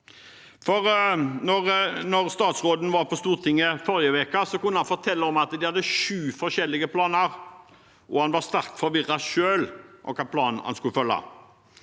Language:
Norwegian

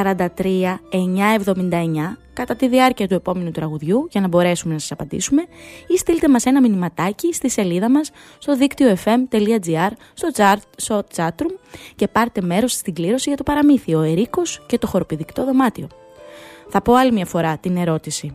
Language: Greek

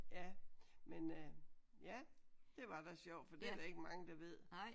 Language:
Danish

